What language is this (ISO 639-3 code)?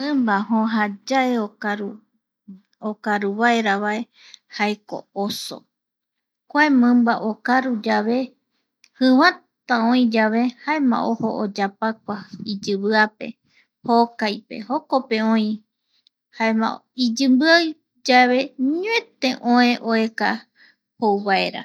gui